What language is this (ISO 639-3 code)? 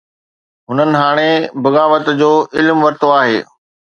snd